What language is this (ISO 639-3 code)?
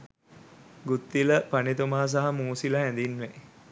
sin